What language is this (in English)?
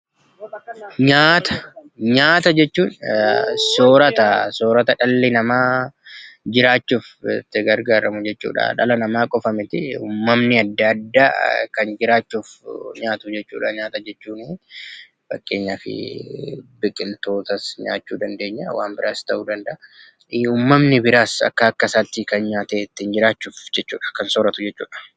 Oromo